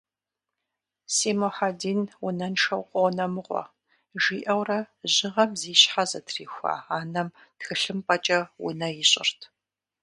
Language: Kabardian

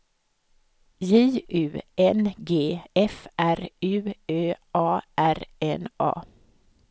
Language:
Swedish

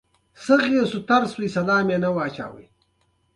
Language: Pashto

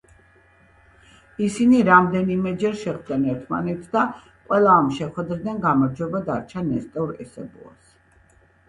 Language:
Georgian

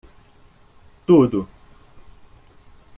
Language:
Portuguese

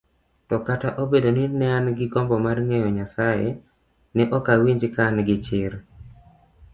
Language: Luo (Kenya and Tanzania)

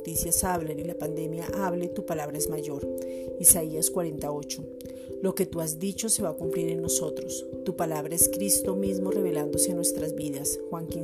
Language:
Spanish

